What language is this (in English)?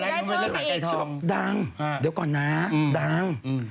Thai